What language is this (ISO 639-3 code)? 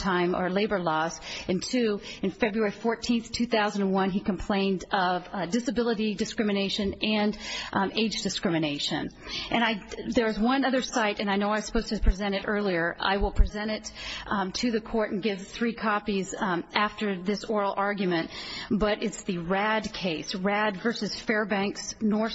eng